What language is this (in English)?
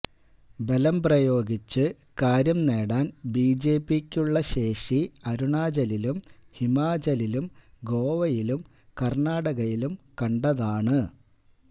Malayalam